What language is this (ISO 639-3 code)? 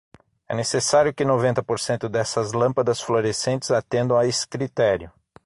por